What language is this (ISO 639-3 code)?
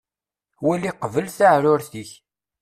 kab